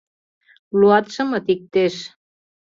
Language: Mari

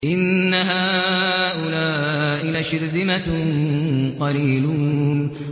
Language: Arabic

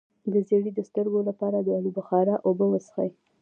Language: Pashto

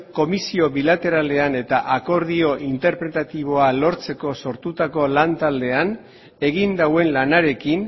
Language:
Basque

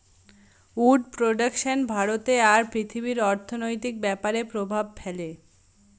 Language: Bangla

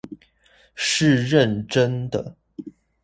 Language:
Chinese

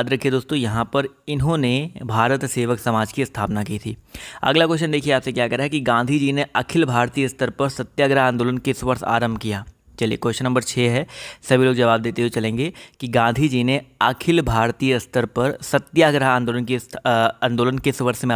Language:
Hindi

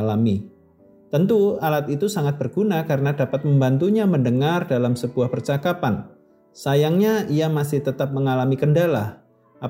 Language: Indonesian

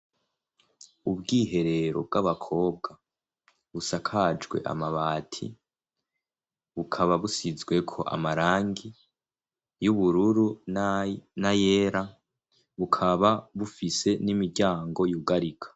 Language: Rundi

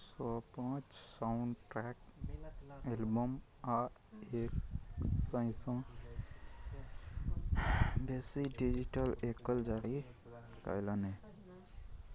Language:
Maithili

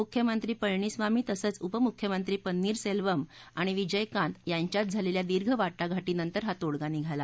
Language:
Marathi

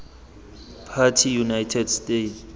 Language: Tswana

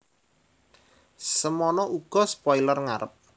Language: Javanese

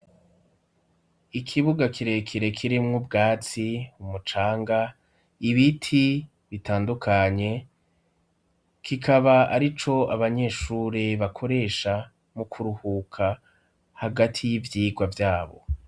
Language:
Rundi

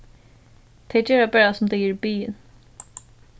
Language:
Faroese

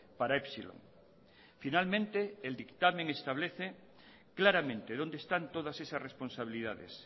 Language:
Spanish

